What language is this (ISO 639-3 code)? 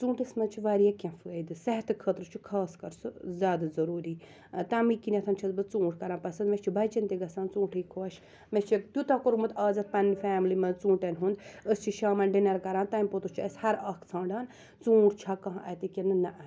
kas